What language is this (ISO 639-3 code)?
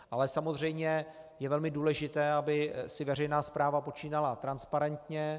ces